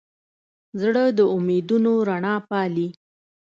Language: Pashto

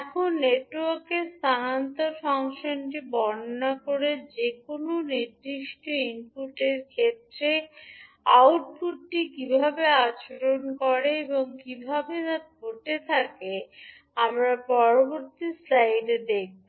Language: Bangla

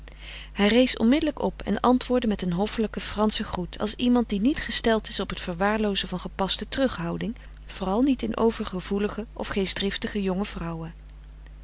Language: Dutch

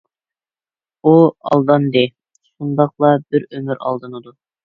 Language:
Uyghur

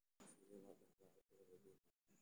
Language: Somali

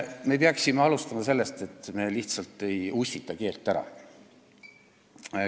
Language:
Estonian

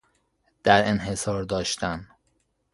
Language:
Persian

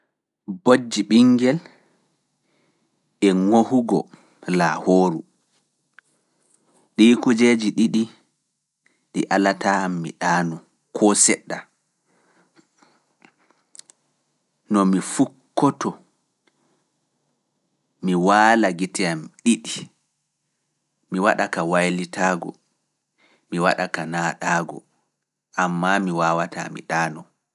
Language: Fula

